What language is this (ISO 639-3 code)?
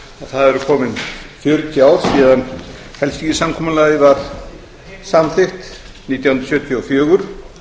isl